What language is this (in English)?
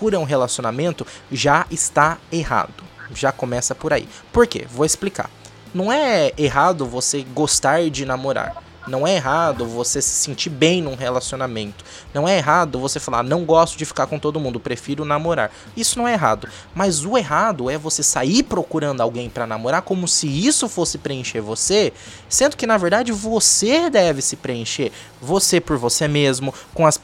Portuguese